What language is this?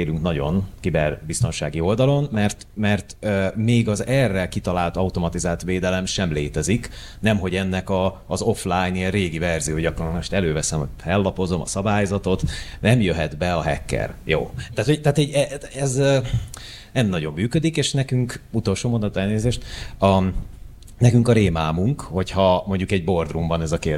Hungarian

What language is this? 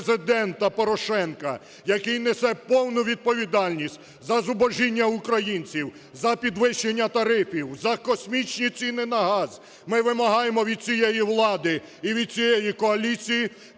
Ukrainian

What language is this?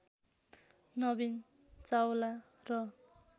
Nepali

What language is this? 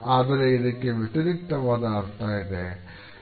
Kannada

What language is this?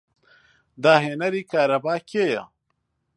Central Kurdish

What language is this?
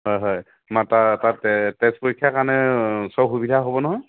Assamese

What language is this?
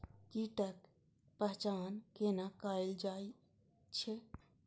Maithili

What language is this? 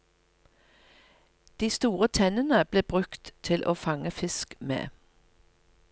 Norwegian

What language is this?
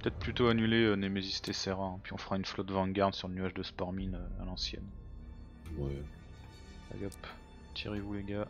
French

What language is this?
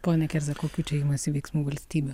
Lithuanian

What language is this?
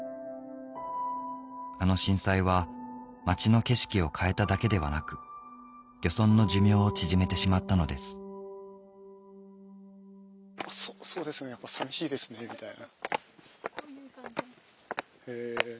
Japanese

